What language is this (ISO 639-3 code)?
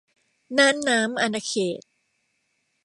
tha